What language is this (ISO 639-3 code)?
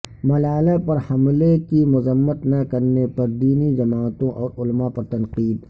urd